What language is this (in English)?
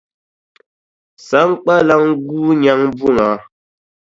Dagbani